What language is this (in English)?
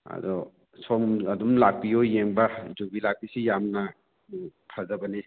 Manipuri